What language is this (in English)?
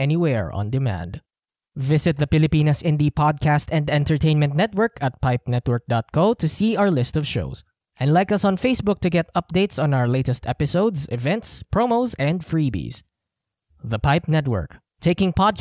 Filipino